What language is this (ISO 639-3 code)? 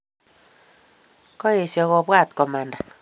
kln